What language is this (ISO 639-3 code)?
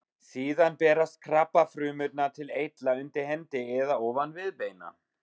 isl